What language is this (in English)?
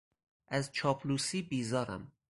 Persian